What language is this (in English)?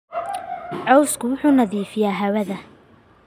Somali